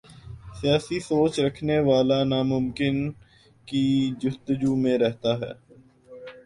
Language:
Urdu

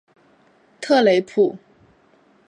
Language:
Chinese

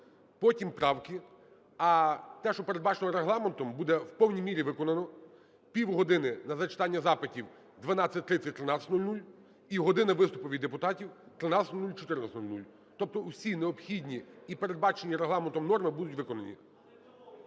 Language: Ukrainian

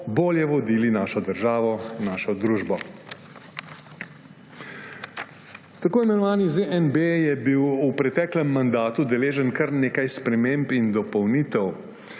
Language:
Slovenian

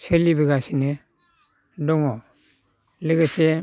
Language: Bodo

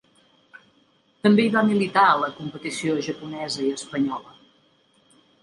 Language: Catalan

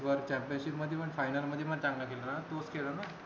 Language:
Marathi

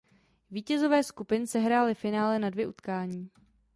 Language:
Czech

